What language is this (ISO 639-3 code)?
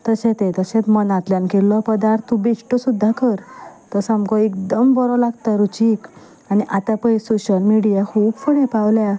kok